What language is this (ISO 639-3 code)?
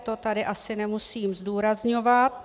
ces